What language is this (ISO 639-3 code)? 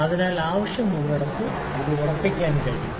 mal